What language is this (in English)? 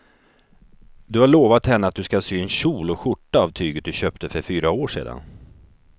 Swedish